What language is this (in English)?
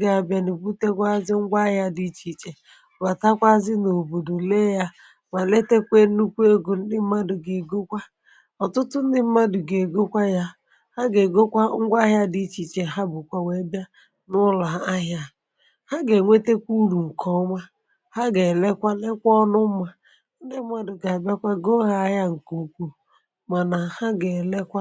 Igbo